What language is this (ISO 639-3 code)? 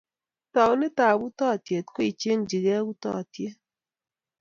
kln